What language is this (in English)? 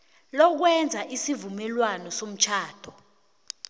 South Ndebele